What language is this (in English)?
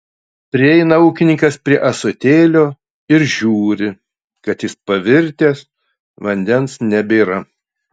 Lithuanian